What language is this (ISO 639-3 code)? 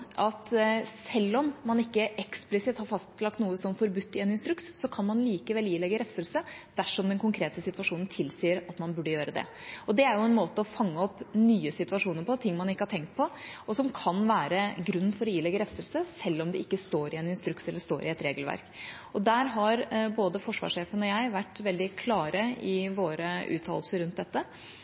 nob